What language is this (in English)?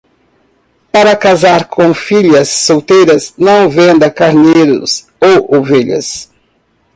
Portuguese